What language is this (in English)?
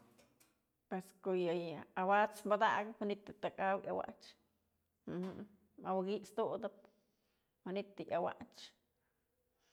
Mazatlán Mixe